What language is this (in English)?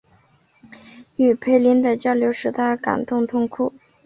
Chinese